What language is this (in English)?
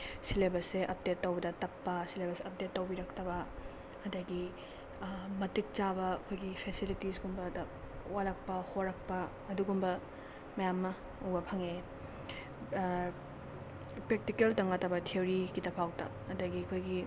Manipuri